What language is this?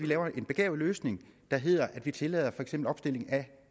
Danish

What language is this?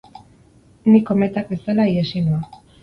Basque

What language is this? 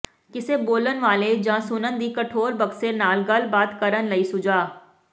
Punjabi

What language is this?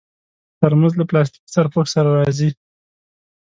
Pashto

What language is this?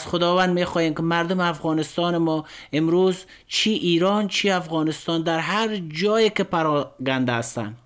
Persian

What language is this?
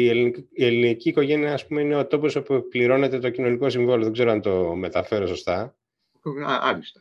Greek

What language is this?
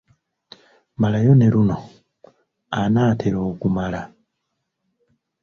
Ganda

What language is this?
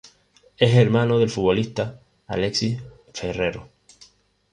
Spanish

